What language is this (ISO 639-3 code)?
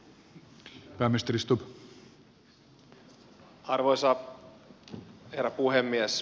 fin